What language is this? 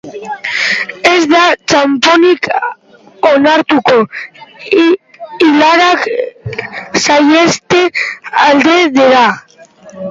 Basque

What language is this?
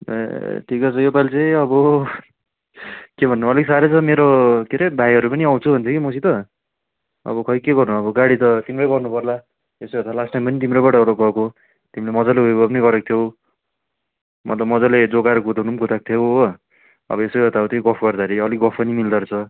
Nepali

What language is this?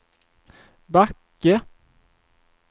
Swedish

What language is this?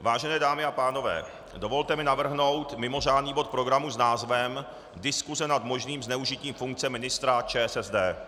Czech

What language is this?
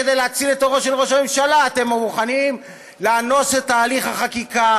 Hebrew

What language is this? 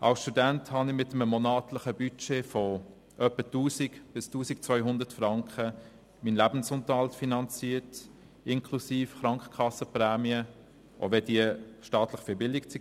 Swiss German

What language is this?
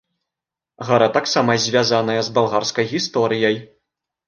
Belarusian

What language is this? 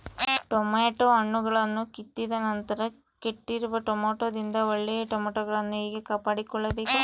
Kannada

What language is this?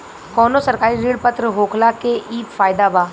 Bhojpuri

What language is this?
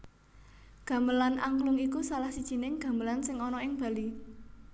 Javanese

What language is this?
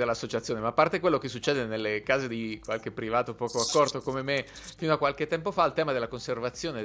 Italian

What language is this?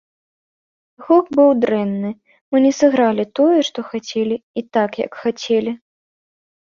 Belarusian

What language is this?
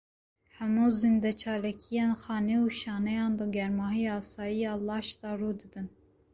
Kurdish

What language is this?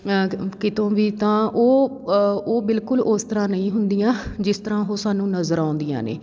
Punjabi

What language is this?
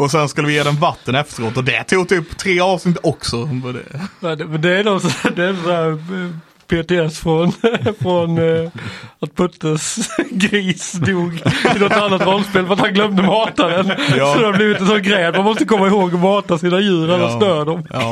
Swedish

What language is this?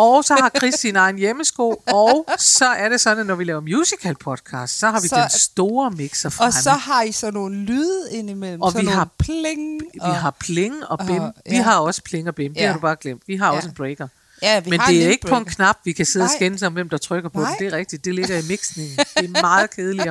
Danish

